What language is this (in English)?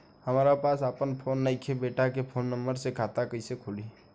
Bhojpuri